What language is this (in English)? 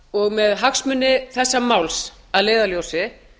Icelandic